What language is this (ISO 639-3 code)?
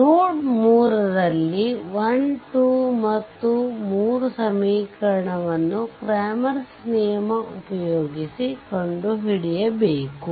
kan